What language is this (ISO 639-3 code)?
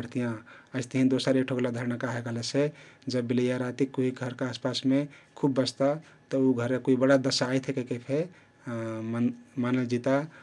tkt